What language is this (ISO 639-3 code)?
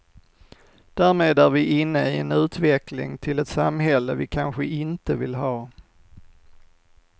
swe